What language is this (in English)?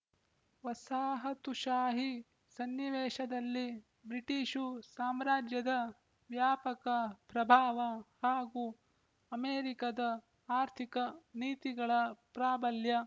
Kannada